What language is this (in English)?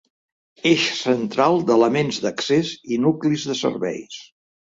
Catalan